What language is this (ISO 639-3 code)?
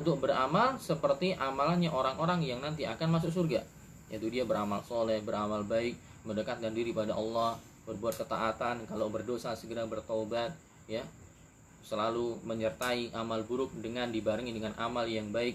ind